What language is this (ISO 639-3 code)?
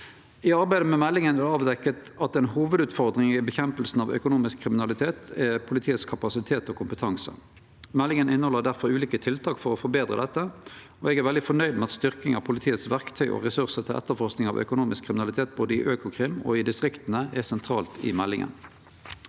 nor